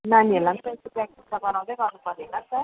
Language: Nepali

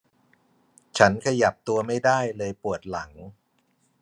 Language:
Thai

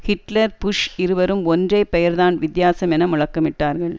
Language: Tamil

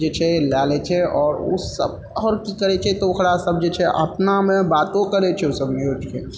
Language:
Maithili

